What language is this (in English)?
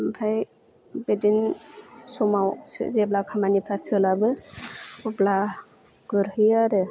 Bodo